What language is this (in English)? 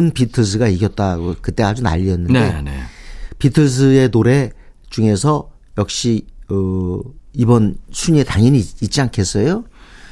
Korean